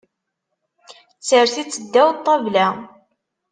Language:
Kabyle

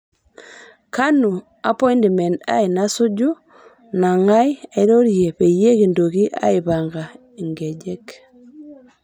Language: Masai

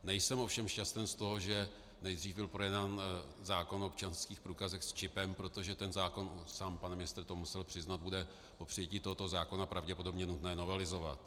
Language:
Czech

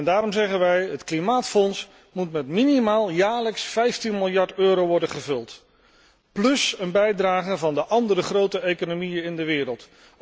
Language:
Dutch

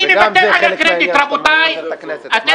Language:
Hebrew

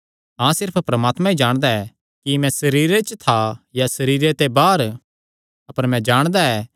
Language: Kangri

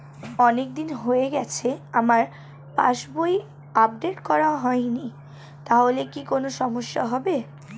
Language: Bangla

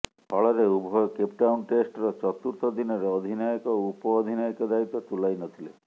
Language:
Odia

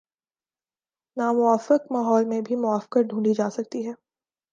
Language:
Urdu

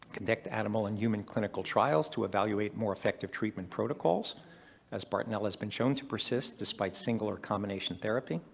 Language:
English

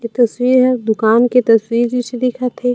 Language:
Chhattisgarhi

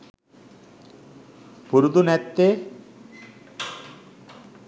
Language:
Sinhala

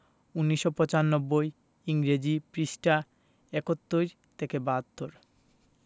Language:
Bangla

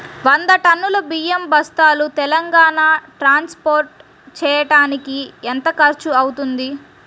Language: Telugu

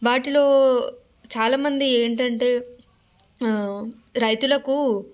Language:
Telugu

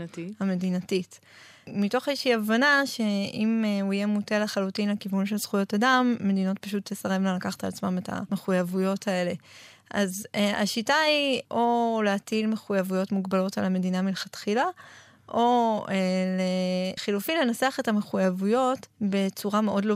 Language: Hebrew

